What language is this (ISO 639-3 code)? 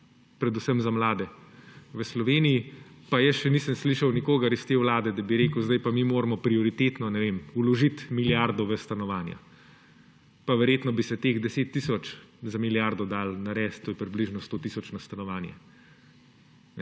slv